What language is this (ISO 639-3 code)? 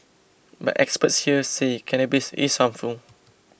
eng